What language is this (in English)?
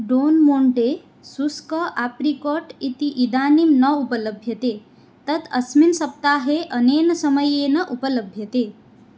Sanskrit